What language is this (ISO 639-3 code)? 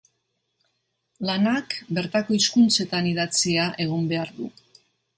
eus